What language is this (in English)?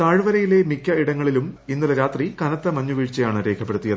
Malayalam